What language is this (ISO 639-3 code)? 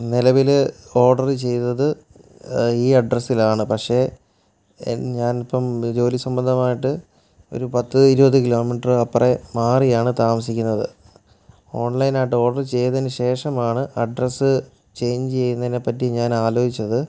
mal